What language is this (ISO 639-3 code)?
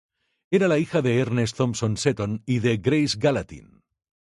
spa